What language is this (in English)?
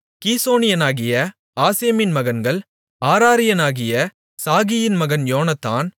Tamil